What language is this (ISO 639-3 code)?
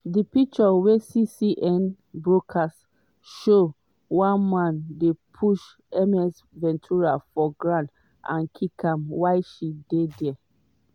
pcm